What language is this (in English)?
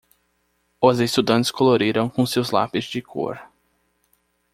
Portuguese